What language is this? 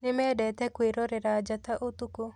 Kikuyu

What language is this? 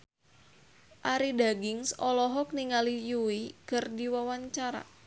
Sundanese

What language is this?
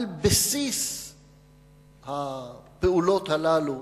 Hebrew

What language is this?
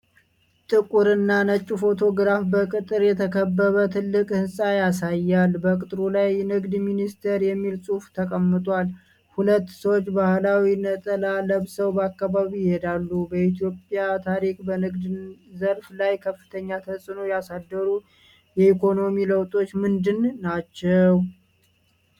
Amharic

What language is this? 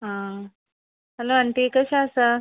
Konkani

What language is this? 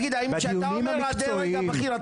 Hebrew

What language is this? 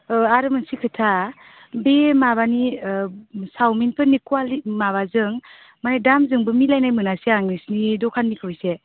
Bodo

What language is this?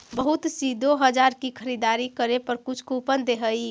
Magahi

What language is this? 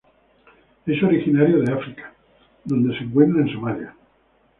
Spanish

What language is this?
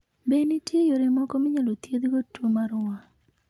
Luo (Kenya and Tanzania)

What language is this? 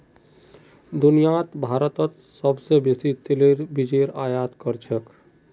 Magahi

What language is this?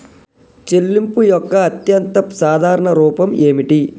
Telugu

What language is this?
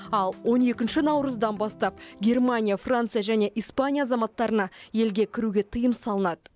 Kazakh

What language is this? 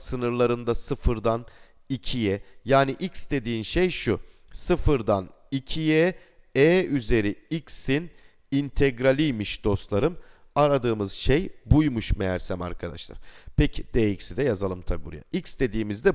Turkish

